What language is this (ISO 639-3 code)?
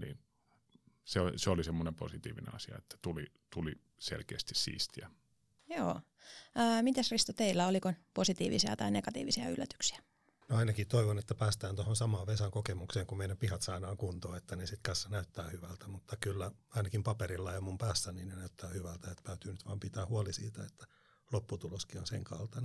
fin